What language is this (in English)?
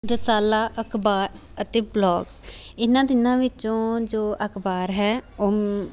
Punjabi